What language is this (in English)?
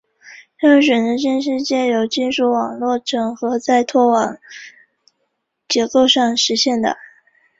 Chinese